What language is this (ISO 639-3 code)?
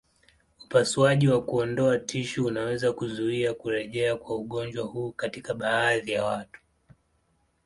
swa